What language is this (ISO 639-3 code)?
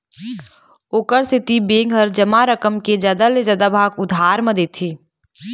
hne